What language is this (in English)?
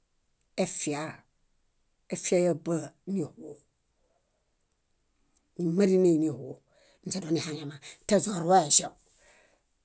Bayot